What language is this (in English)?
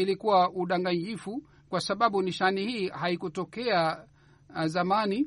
Swahili